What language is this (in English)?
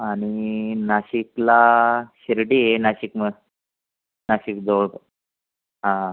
Marathi